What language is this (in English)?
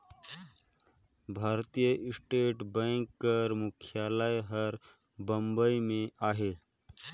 Chhattisgarhi